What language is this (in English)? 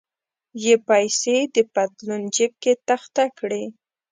Pashto